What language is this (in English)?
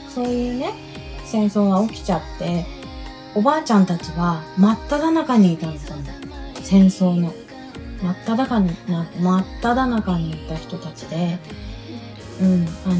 Japanese